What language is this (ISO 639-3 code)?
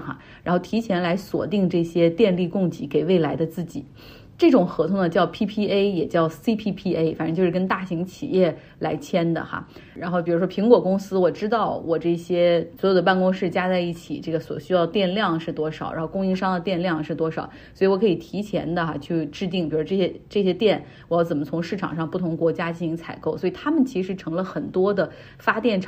zho